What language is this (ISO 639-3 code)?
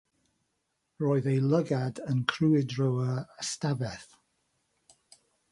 cym